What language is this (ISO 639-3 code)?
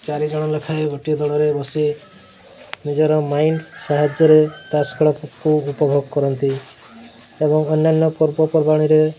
ori